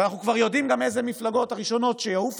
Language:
Hebrew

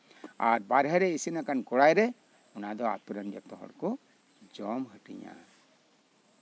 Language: Santali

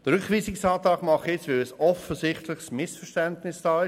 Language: Swiss German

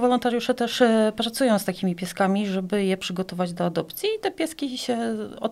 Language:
Polish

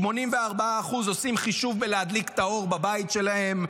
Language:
Hebrew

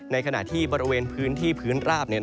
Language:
Thai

